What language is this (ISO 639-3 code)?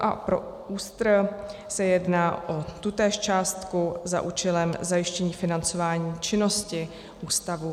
ces